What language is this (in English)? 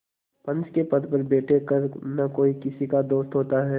Hindi